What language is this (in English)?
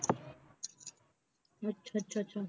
Punjabi